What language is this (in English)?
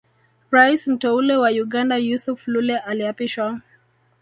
Swahili